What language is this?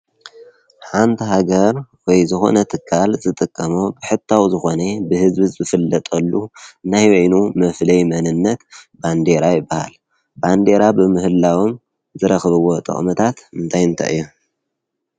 Tigrinya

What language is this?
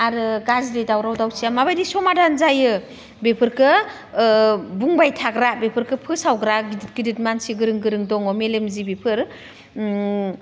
Bodo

